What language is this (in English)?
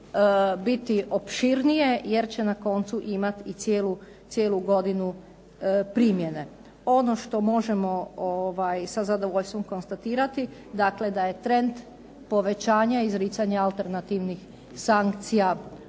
Croatian